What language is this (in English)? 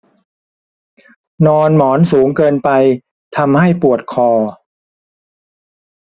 Thai